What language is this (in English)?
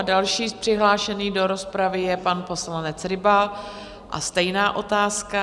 Czech